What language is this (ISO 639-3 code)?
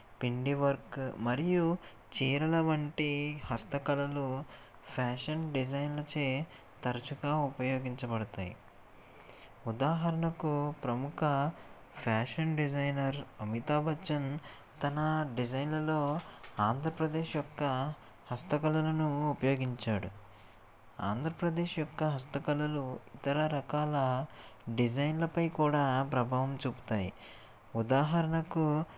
tel